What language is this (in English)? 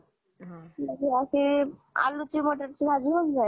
Marathi